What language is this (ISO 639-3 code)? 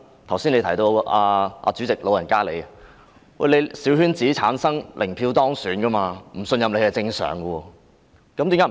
yue